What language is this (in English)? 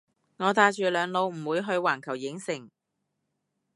Cantonese